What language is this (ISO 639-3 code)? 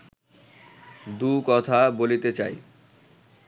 ben